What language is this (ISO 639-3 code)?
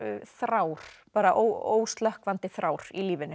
isl